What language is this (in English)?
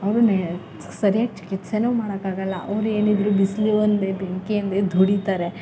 Kannada